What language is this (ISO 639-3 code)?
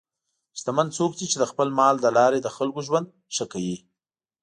pus